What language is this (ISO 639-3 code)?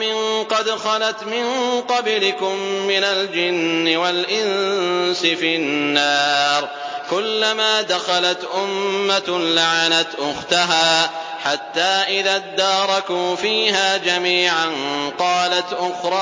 ara